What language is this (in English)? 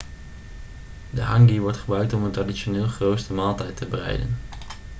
Dutch